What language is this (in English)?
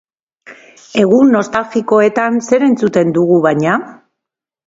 Basque